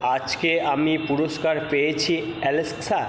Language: Bangla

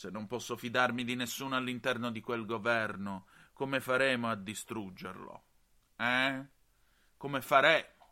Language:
Italian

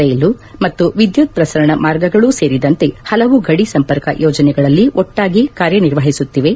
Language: Kannada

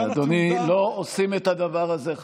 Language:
Hebrew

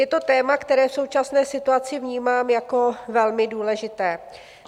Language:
Czech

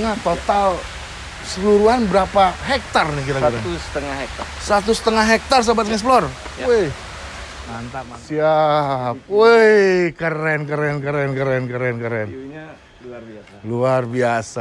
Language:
Indonesian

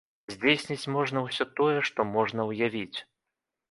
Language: Belarusian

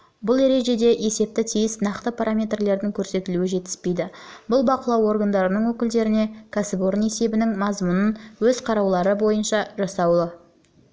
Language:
Kazakh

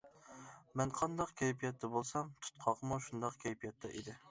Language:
Uyghur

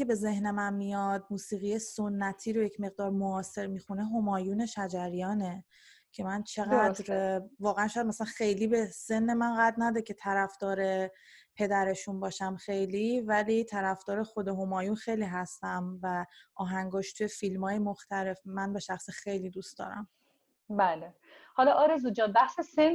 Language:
Persian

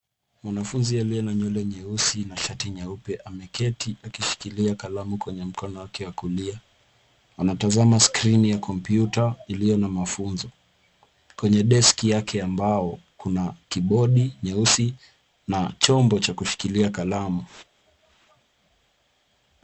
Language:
Swahili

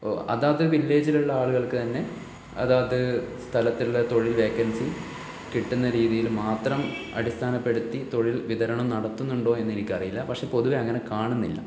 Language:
Malayalam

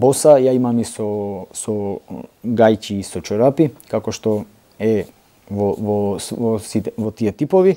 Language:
Macedonian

